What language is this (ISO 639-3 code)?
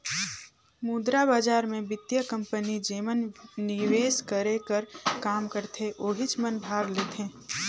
hne